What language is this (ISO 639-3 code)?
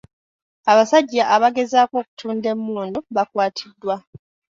lug